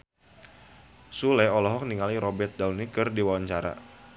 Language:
Sundanese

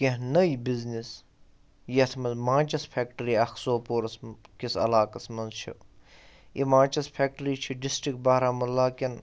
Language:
Kashmiri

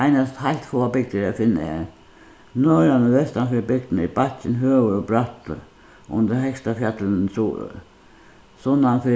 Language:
Faroese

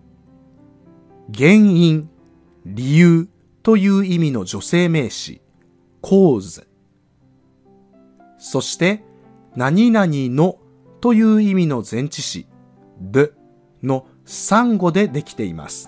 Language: Japanese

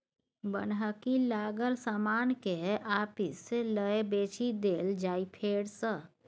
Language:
Maithili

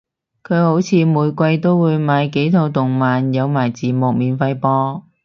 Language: Cantonese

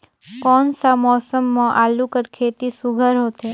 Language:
Chhattisgarhi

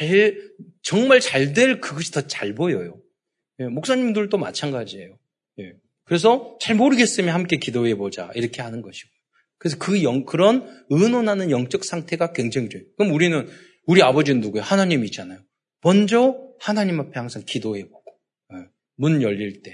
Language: Korean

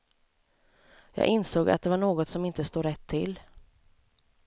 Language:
Swedish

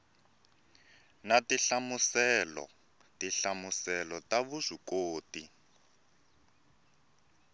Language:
Tsonga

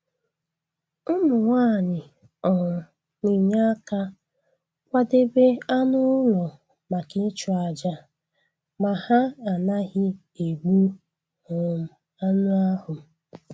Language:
Igbo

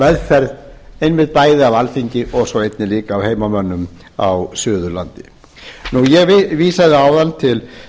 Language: Icelandic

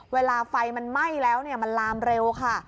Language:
Thai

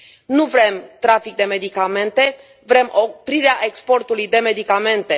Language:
Romanian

